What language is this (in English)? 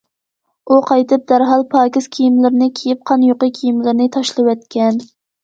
Uyghur